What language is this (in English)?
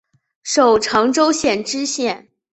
Chinese